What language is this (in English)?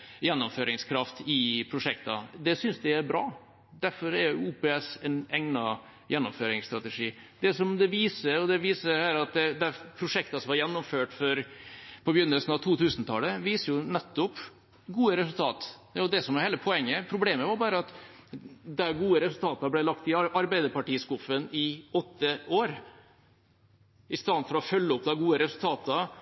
Norwegian Bokmål